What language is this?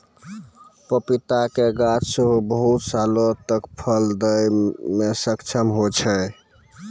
Maithili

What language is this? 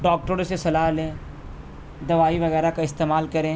Urdu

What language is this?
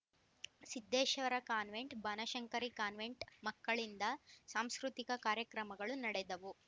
Kannada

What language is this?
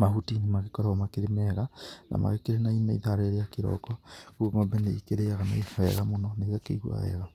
Kikuyu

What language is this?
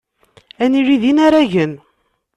Kabyle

